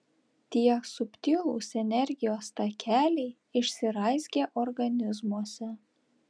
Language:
Lithuanian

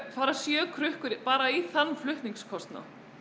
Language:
Icelandic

